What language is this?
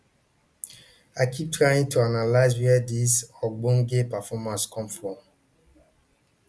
Nigerian Pidgin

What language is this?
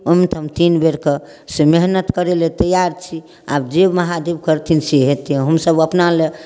Maithili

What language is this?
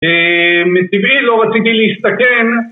Hebrew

